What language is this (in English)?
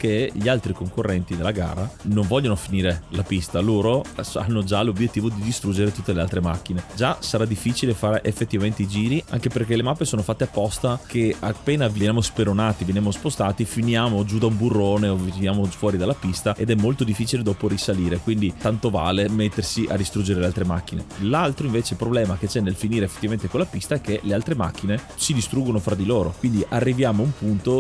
Italian